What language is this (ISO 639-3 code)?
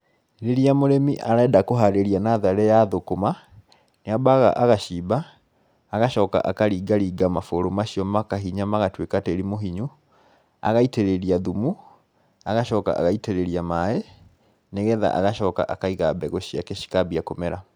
kik